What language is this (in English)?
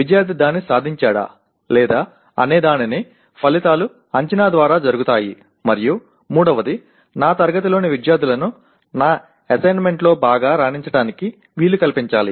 Telugu